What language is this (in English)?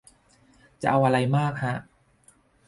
Thai